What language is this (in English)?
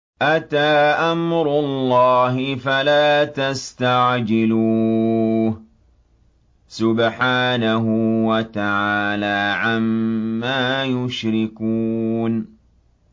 Arabic